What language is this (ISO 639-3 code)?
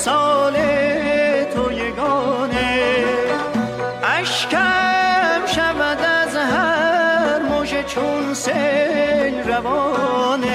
fas